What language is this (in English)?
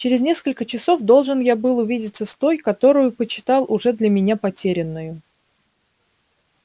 Russian